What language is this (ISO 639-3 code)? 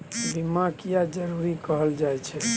mai